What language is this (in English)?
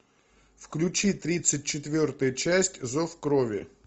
Russian